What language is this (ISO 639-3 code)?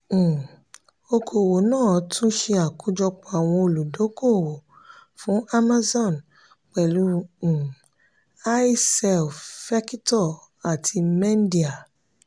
yor